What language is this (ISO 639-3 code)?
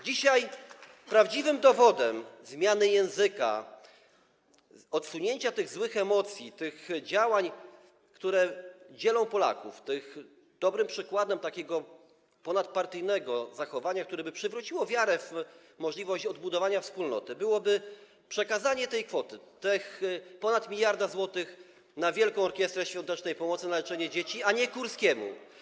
pol